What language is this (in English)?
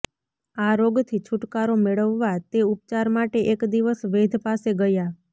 Gujarati